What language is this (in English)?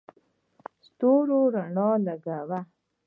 Pashto